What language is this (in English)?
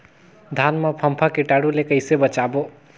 Chhattisgarhi